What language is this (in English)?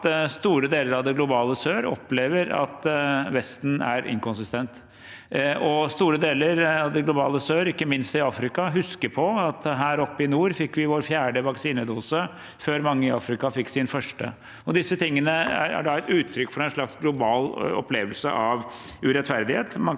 Norwegian